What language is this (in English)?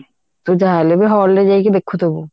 Odia